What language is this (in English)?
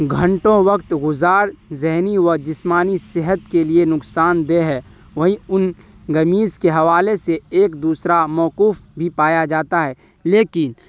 Urdu